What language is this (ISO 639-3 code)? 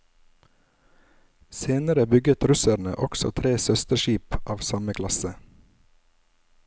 nor